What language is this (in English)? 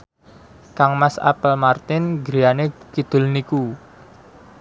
Javanese